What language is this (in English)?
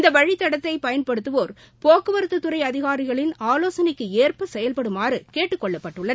Tamil